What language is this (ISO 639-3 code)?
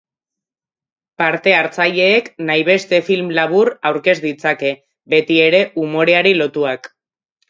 eus